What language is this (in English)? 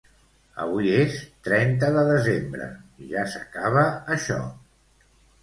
Catalan